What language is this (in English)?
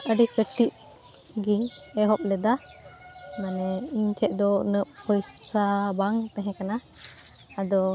Santali